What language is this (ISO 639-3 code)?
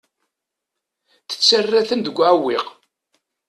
kab